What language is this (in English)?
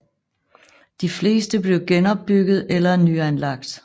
Danish